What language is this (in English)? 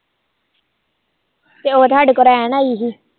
Punjabi